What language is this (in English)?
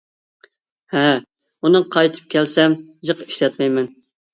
Uyghur